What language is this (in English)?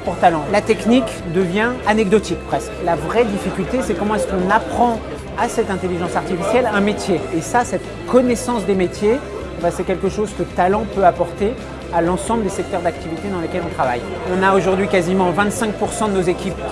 French